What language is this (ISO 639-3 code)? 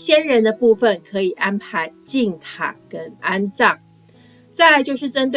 zho